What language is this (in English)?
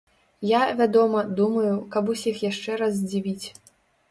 Belarusian